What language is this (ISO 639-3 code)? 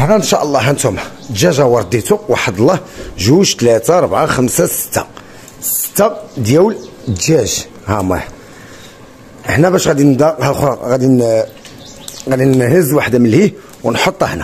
ara